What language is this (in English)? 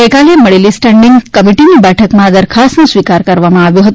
Gujarati